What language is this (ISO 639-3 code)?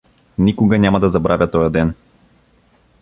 bul